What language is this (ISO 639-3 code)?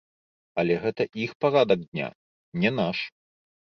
bel